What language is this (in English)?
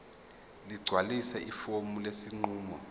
Zulu